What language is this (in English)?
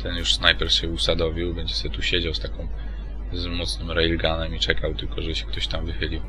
Polish